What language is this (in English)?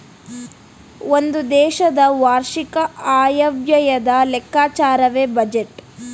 Kannada